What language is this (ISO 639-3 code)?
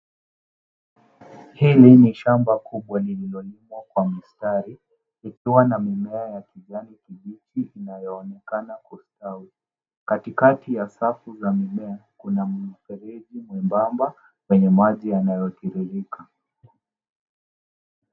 swa